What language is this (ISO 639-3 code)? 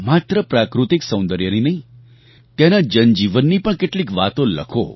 guj